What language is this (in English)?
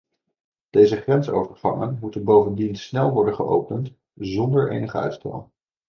Dutch